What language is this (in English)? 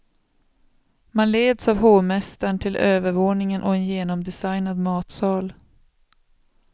Swedish